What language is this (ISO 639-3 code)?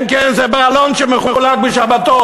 heb